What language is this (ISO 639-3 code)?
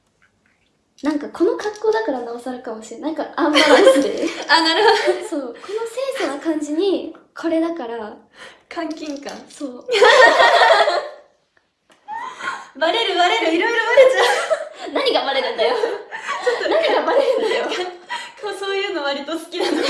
jpn